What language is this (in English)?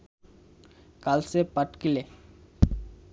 Bangla